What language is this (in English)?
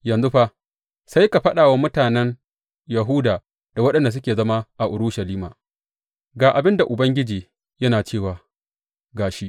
Hausa